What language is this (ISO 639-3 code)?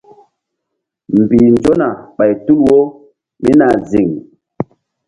mdd